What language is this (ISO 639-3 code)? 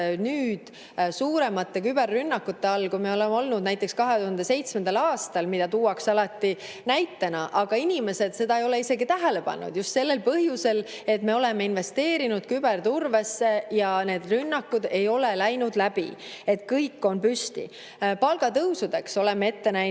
est